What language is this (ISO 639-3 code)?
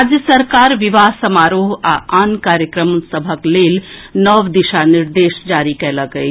mai